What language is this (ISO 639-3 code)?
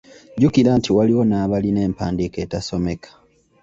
lug